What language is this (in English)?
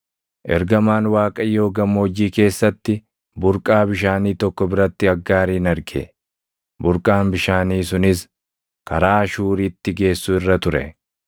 Oromo